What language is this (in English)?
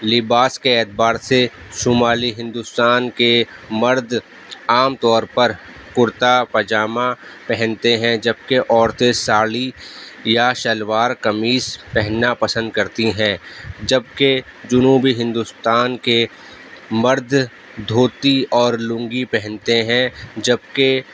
Urdu